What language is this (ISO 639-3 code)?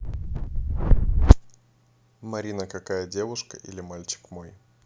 rus